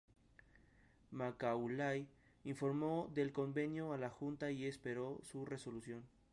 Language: Spanish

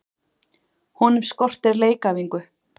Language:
Icelandic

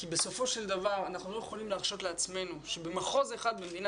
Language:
Hebrew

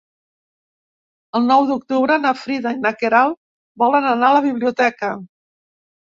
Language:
Catalan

